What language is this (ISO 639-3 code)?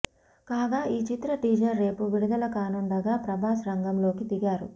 tel